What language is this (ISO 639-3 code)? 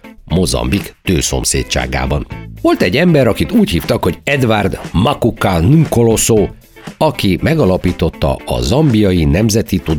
hun